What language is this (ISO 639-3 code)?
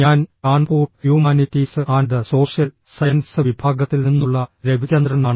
mal